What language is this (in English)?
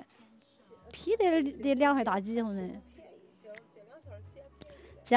Chinese